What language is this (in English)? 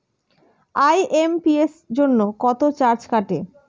Bangla